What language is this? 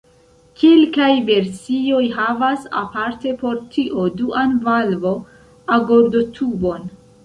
Esperanto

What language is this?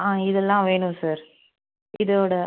Tamil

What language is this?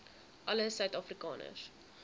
Afrikaans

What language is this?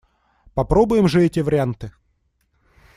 Russian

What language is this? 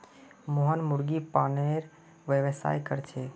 Magahi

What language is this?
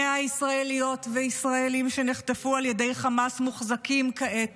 Hebrew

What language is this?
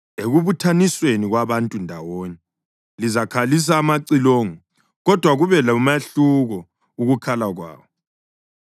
North Ndebele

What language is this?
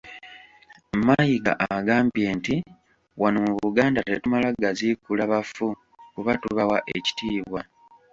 Ganda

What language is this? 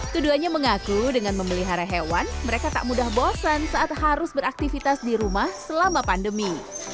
Indonesian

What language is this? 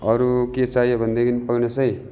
Nepali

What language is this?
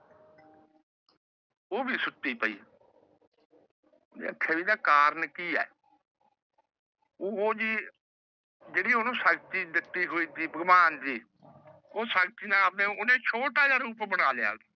Punjabi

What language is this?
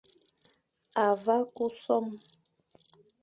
Fang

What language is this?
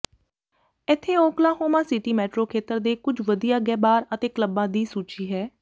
Punjabi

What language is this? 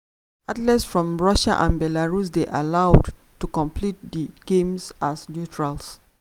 Nigerian Pidgin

